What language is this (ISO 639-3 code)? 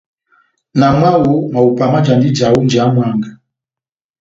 bnm